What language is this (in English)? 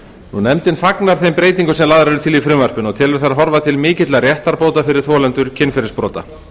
Icelandic